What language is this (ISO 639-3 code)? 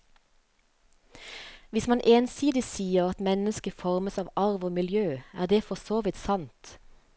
nor